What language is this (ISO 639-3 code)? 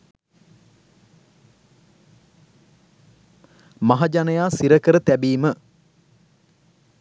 sin